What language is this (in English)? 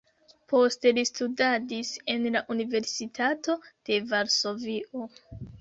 Esperanto